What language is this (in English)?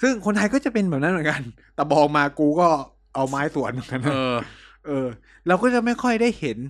Thai